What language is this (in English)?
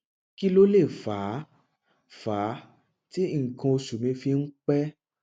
Yoruba